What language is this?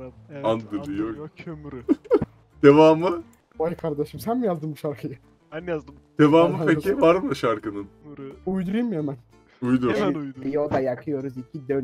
Turkish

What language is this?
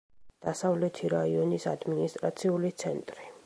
Georgian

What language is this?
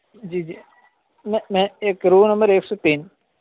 Urdu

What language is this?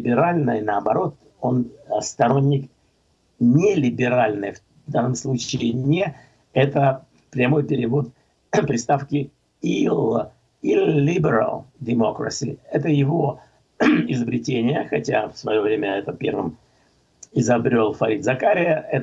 Russian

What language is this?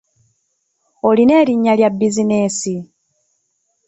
Ganda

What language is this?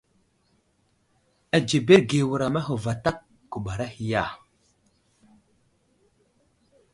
Wuzlam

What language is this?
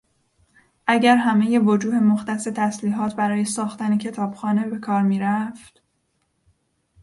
Persian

